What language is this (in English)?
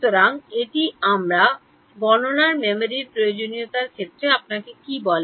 Bangla